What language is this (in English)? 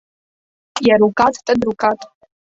Latvian